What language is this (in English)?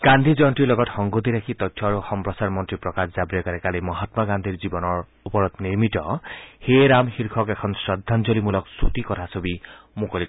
Assamese